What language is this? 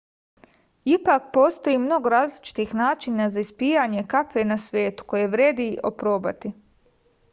Serbian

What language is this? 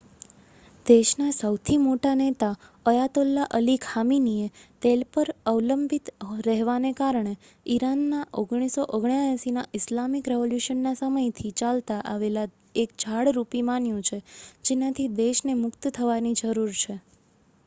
Gujarati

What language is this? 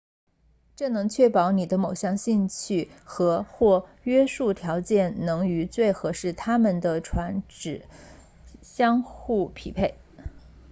Chinese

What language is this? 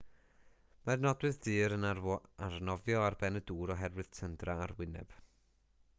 Welsh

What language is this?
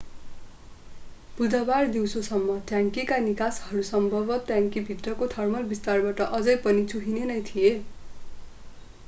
Nepali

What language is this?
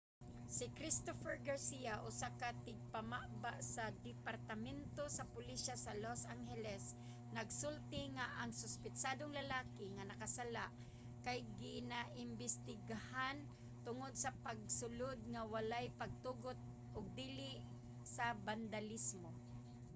Cebuano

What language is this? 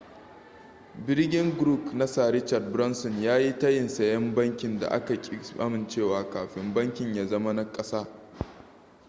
Hausa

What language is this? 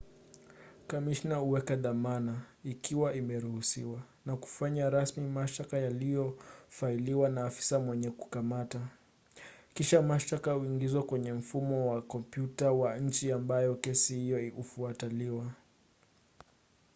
Swahili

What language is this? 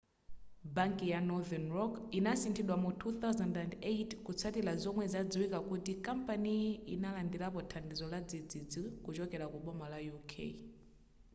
Nyanja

